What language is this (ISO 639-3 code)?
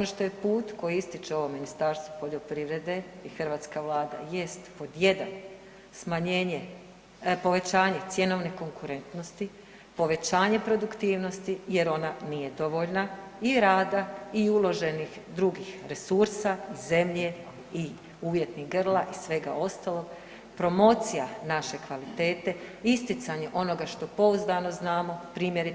hrv